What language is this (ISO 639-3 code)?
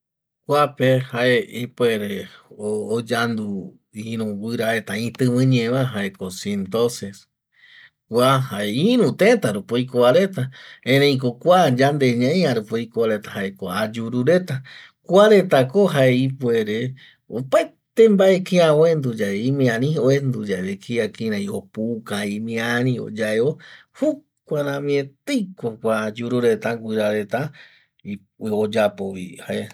gui